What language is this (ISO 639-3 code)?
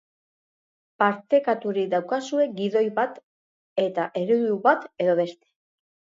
eus